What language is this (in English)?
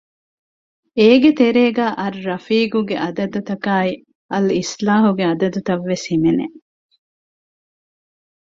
Divehi